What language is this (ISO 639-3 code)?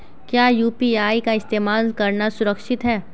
hin